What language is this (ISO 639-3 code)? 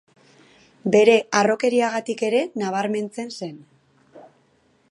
eus